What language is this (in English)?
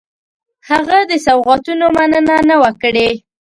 Pashto